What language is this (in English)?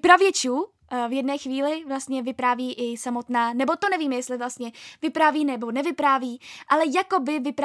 Czech